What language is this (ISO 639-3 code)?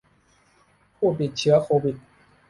tha